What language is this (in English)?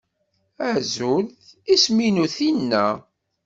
Kabyle